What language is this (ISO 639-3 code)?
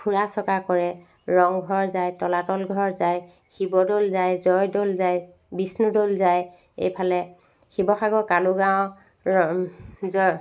asm